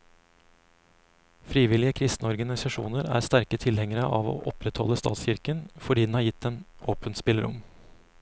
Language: Norwegian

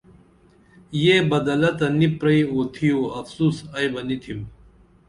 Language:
Dameli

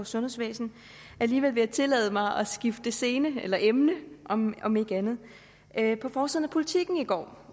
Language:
Danish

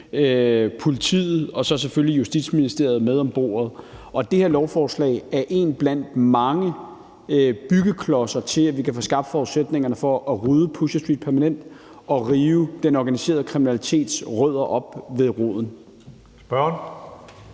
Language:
Danish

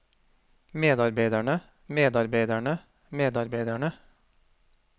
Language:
Norwegian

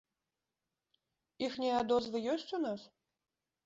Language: Belarusian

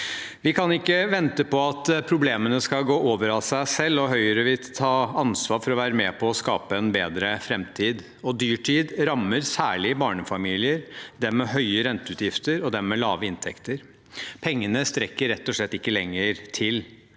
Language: Norwegian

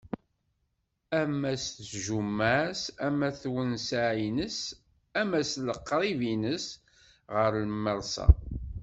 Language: Kabyle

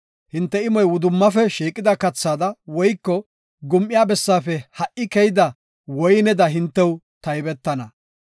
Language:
Gofa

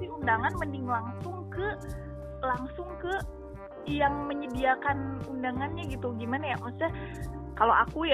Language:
Indonesian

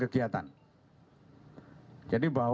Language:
Indonesian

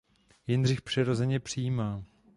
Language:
Czech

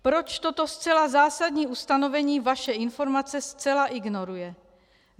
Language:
Czech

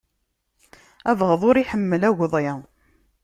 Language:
Kabyle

